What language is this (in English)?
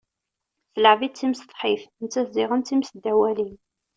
Kabyle